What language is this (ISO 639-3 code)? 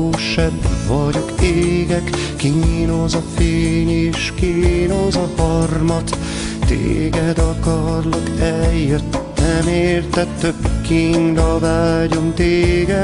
ara